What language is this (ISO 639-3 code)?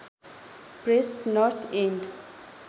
nep